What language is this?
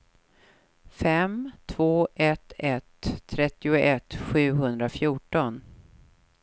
Swedish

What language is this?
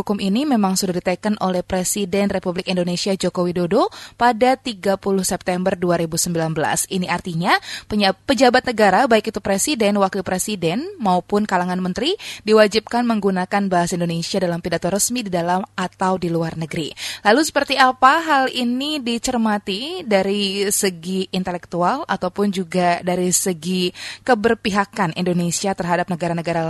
Indonesian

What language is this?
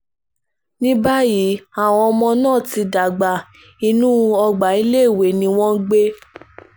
Yoruba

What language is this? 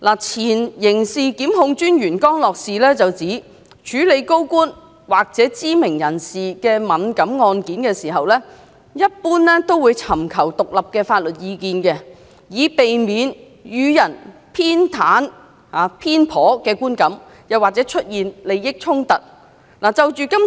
Cantonese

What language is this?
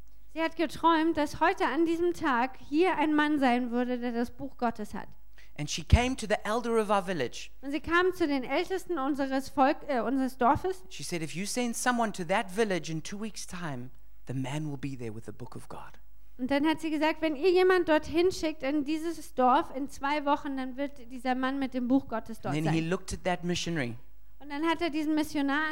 German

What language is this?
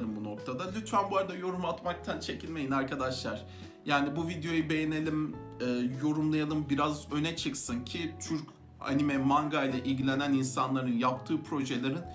Turkish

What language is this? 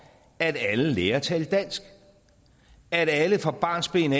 Danish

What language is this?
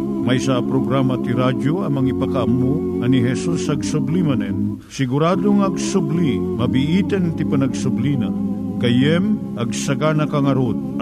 Filipino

